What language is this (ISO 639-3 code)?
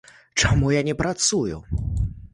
bel